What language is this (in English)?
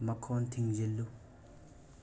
Manipuri